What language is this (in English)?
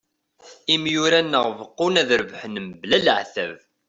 Kabyle